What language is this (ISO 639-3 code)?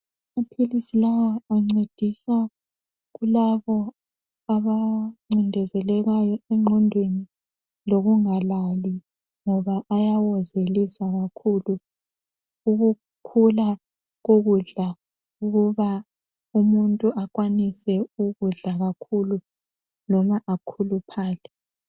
nde